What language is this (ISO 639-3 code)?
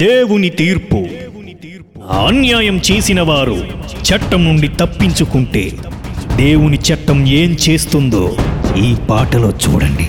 tel